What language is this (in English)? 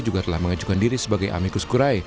Indonesian